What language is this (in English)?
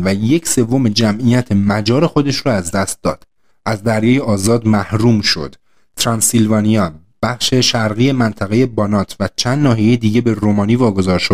Persian